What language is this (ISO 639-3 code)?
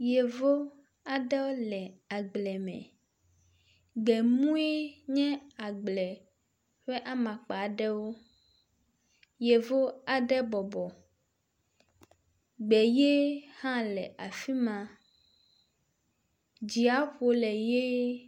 ewe